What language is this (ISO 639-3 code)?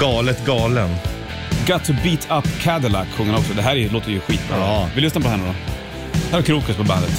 swe